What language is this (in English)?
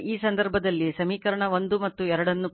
Kannada